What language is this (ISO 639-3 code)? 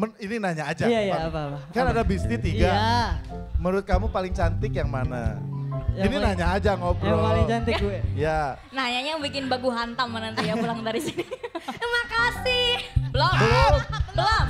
ind